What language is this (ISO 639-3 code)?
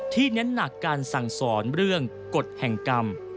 tha